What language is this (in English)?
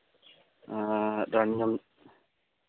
Santali